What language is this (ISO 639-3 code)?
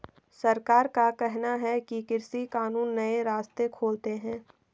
hin